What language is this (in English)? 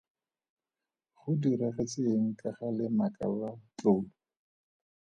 Tswana